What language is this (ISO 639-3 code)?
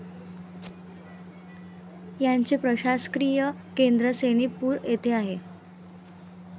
mar